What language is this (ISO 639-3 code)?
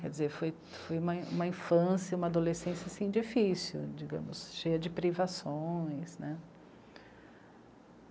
por